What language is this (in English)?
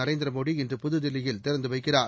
Tamil